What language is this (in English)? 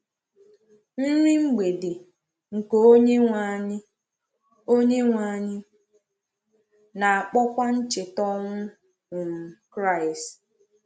Igbo